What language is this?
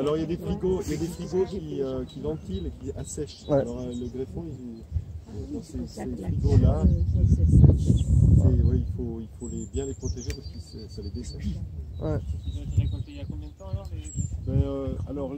French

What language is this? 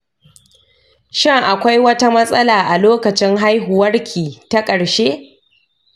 Hausa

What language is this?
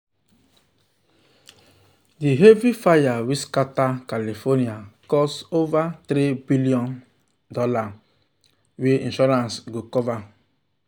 Nigerian Pidgin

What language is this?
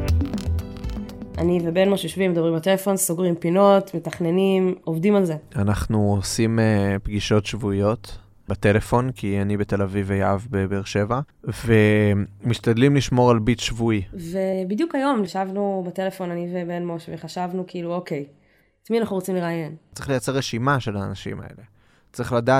Hebrew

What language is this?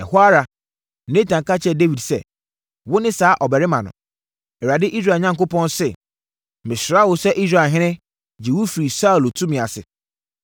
Akan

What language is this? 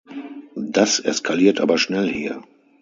German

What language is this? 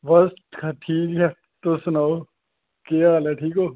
Dogri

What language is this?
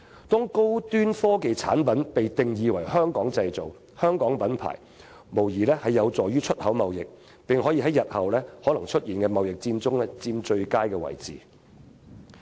Cantonese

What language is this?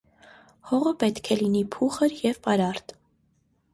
Armenian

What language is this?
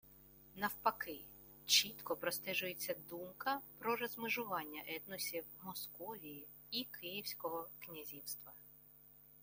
Ukrainian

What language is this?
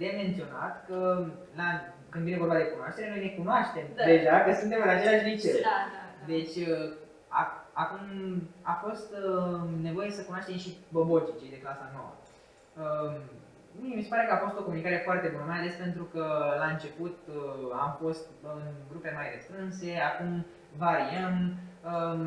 Romanian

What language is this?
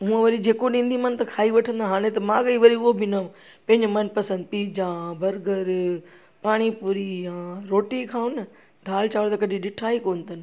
Sindhi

